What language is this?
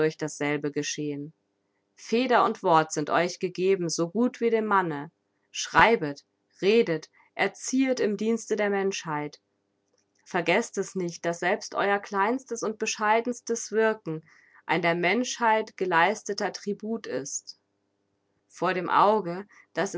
German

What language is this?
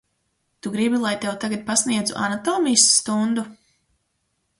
Latvian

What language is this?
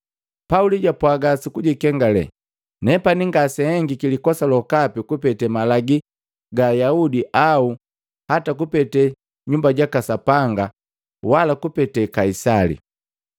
Matengo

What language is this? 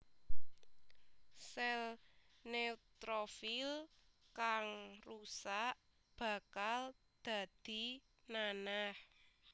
Javanese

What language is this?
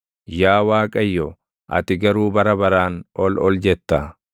Oromo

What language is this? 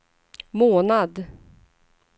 Swedish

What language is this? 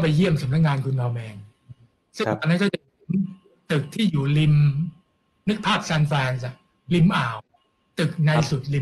Thai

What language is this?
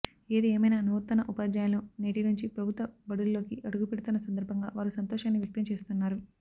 Telugu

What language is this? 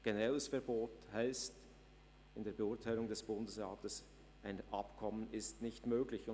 Swiss German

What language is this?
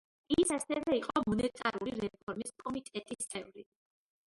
Georgian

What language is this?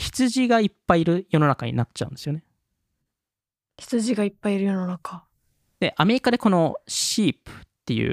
Japanese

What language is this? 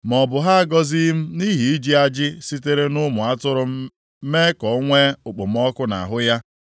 Igbo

